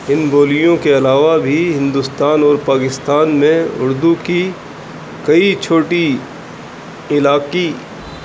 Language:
Urdu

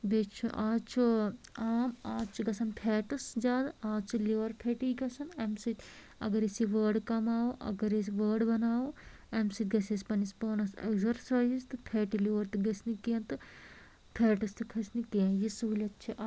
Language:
Kashmiri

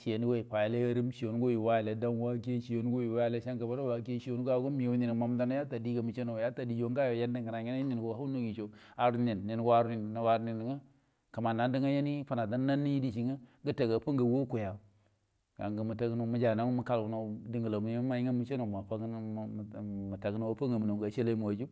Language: Buduma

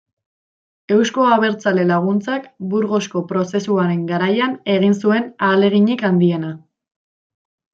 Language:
Basque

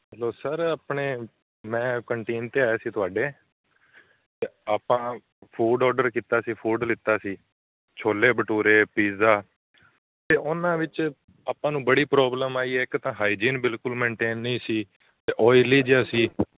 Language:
Punjabi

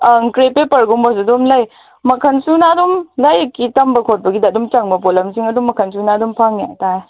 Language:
Manipuri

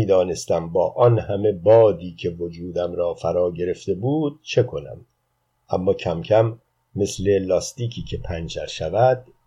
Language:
Persian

